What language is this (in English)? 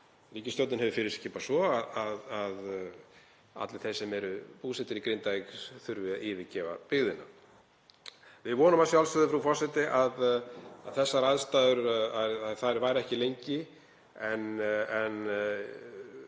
Icelandic